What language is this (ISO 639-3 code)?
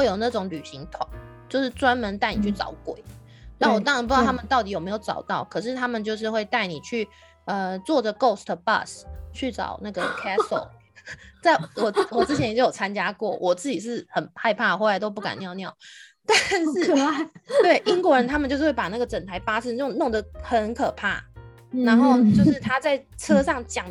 zho